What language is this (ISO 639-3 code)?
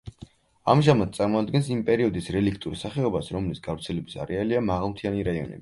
kat